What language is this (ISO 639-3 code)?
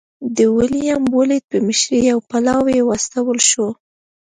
pus